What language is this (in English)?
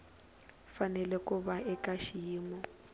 Tsonga